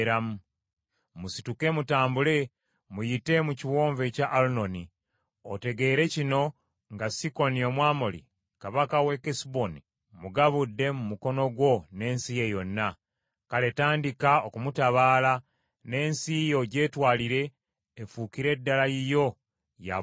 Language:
Ganda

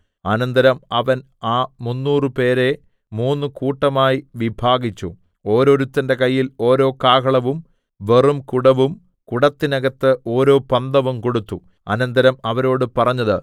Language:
Malayalam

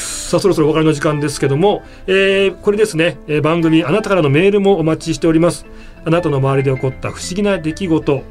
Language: Japanese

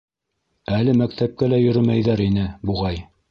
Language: Bashkir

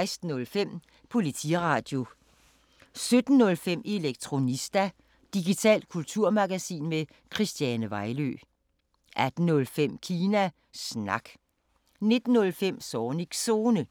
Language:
Danish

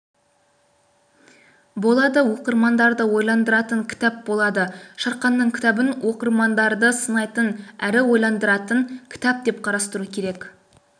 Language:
Kazakh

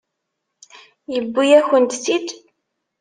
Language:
Kabyle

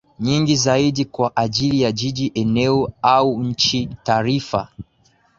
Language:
Swahili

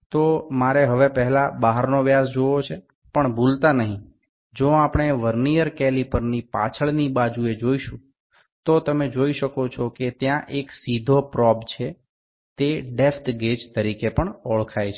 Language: Gujarati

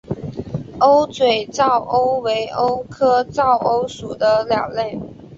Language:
Chinese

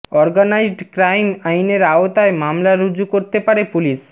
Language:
Bangla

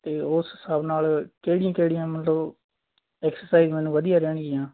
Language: Punjabi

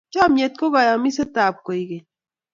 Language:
Kalenjin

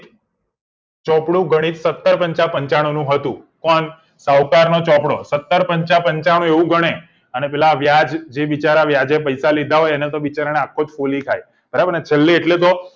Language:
Gujarati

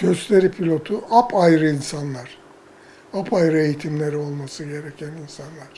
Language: Turkish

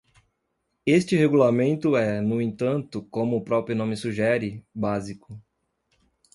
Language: Portuguese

